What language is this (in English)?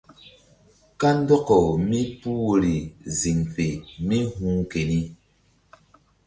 Mbum